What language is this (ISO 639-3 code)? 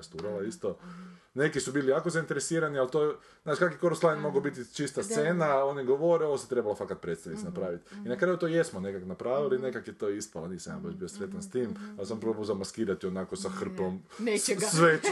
hrv